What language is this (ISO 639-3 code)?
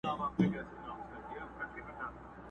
pus